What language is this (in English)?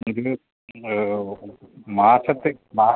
Malayalam